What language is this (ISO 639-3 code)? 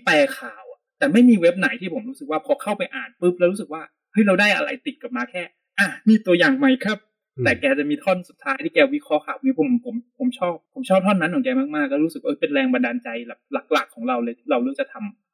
tha